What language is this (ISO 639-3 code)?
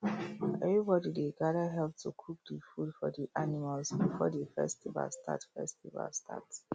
pcm